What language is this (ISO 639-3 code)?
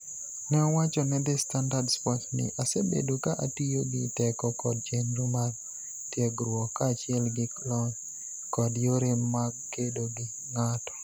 luo